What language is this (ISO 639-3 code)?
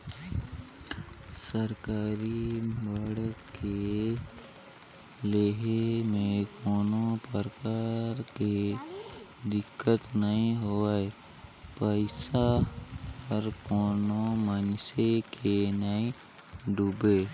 hne